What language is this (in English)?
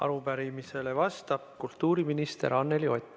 Estonian